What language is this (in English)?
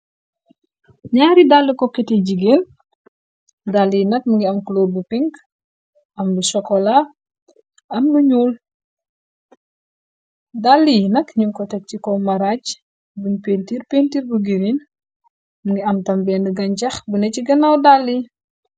Wolof